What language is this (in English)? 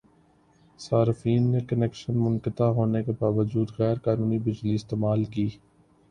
Urdu